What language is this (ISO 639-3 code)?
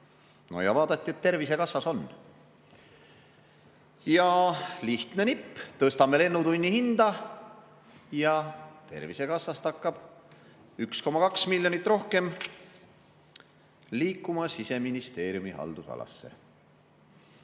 est